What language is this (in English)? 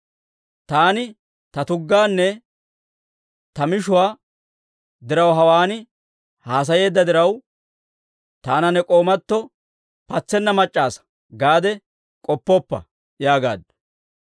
Dawro